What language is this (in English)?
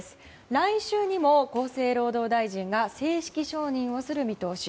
Japanese